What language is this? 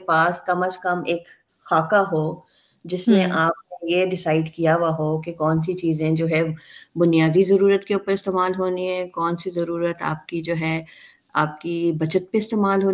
Urdu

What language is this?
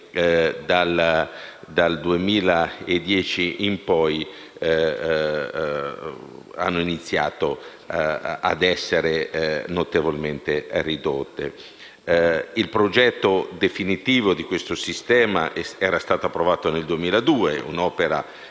Italian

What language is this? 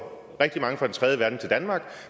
Danish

